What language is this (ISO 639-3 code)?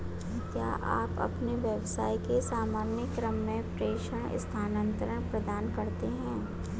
hin